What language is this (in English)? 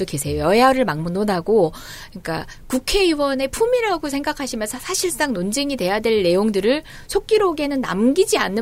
Korean